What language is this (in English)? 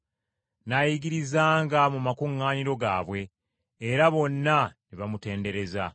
Ganda